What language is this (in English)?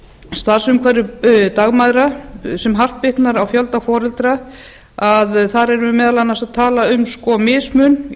Icelandic